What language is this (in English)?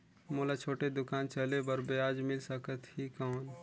Chhattisgarhi